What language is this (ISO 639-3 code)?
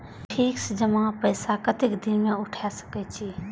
mai